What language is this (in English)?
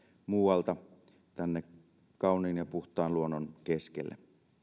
Finnish